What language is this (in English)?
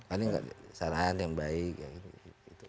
Indonesian